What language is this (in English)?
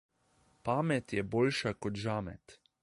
Slovenian